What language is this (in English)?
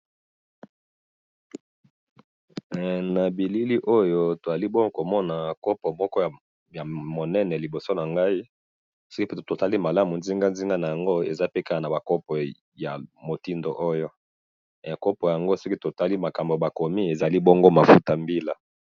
Lingala